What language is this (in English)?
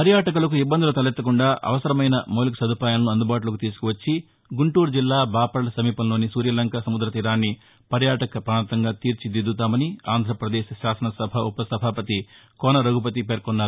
Telugu